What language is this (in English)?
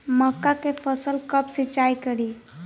Bhojpuri